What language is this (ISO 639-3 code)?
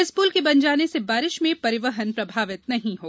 hin